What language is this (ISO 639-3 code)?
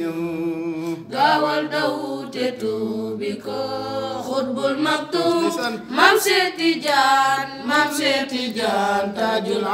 ind